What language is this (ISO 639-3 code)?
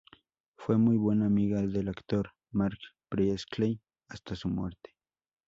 spa